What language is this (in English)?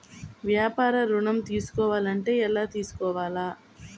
Telugu